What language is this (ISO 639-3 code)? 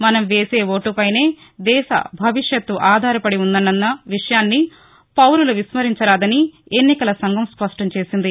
tel